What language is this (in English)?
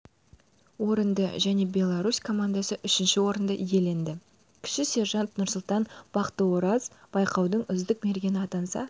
Kazakh